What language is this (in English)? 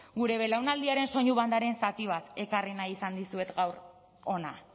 Basque